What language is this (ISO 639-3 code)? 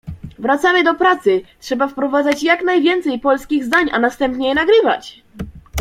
pol